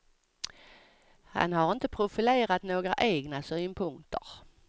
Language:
Swedish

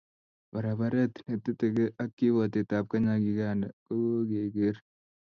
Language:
Kalenjin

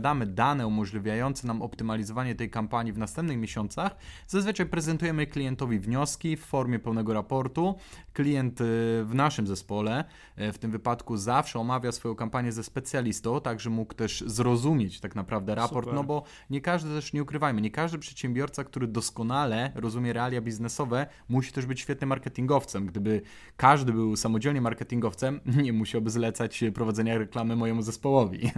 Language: Polish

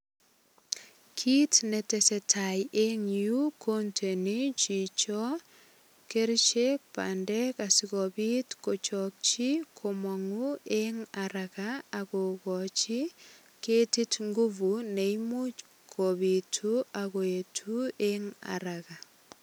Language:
Kalenjin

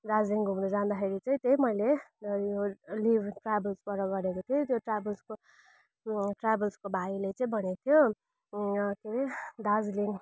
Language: Nepali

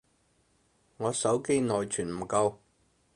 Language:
Cantonese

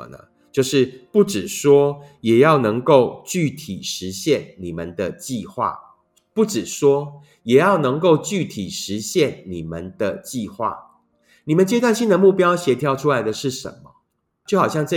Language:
Chinese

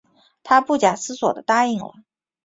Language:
Chinese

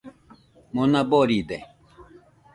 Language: Nüpode Huitoto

